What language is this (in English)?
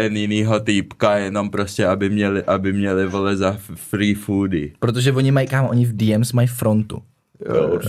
Czech